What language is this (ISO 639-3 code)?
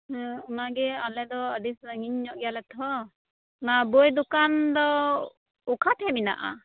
sat